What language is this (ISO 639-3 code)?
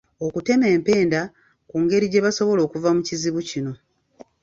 lug